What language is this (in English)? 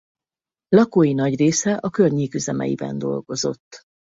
Hungarian